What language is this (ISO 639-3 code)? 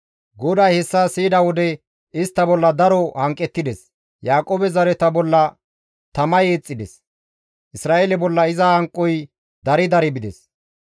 gmv